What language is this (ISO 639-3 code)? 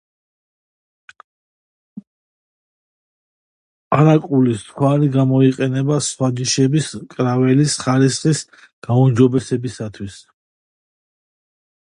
kat